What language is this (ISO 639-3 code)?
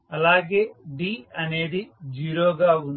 tel